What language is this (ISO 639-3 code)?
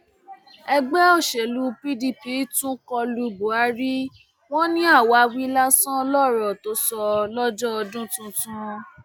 yor